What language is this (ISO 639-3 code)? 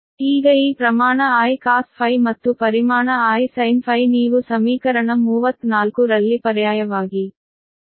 kan